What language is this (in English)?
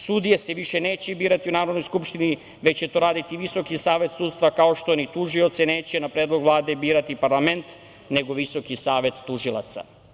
Serbian